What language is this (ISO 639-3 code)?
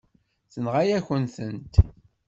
kab